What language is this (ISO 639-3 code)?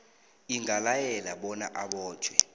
nbl